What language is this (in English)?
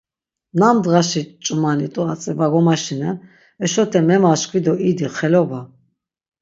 Laz